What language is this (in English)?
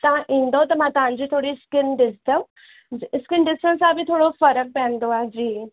Sindhi